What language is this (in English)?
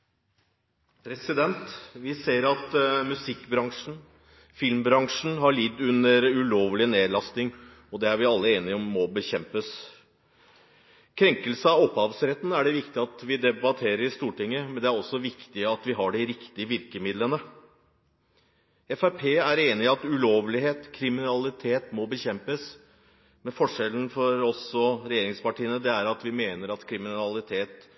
Norwegian Bokmål